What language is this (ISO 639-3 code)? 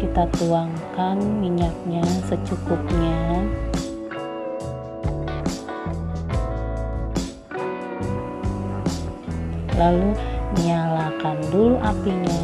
ind